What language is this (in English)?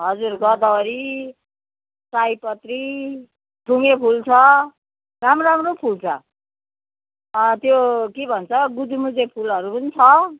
Nepali